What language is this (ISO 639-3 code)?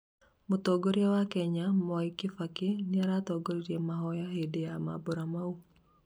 kik